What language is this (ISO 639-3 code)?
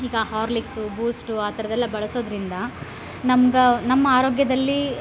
kan